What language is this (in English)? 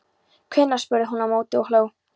Icelandic